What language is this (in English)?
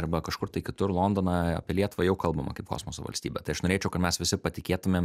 Lithuanian